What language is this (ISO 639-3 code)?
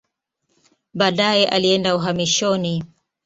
swa